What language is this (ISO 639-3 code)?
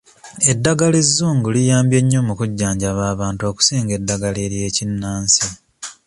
lug